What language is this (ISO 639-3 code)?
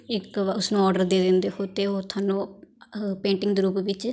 pan